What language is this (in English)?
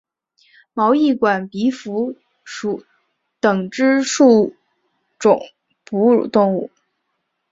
Chinese